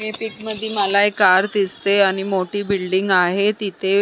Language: Marathi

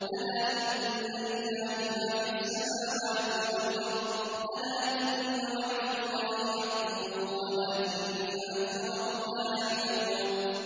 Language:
Arabic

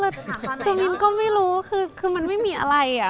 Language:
Thai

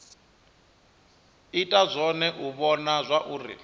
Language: Venda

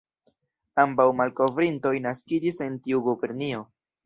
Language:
Esperanto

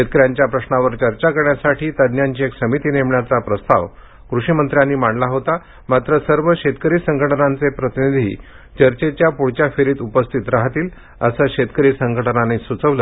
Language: Marathi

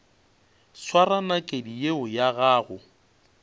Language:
Northern Sotho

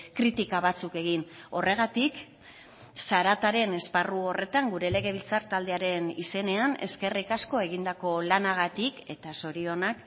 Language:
Basque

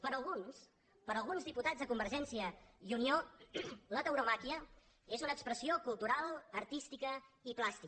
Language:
Catalan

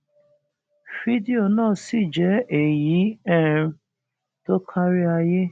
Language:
Yoruba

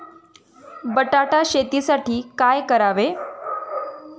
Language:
Marathi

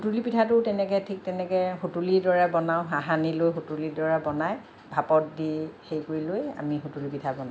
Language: Assamese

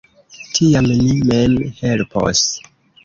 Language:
Esperanto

